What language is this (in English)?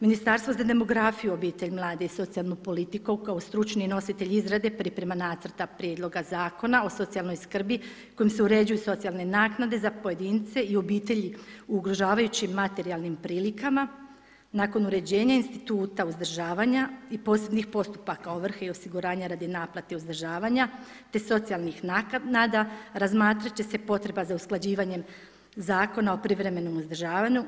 Croatian